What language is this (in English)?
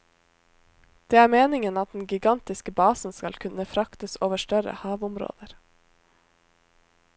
Norwegian